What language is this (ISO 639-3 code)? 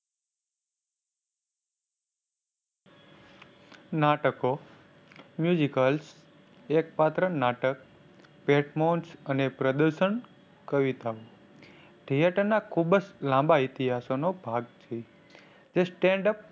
guj